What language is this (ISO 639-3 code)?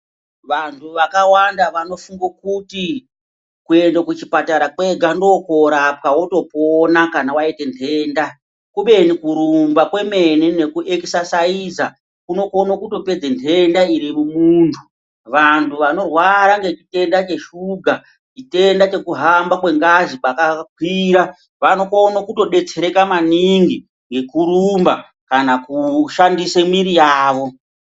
ndc